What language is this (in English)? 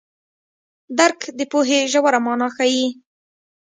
Pashto